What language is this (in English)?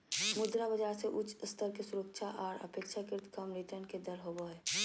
Magahi